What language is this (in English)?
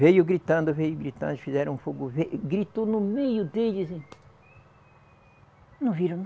Portuguese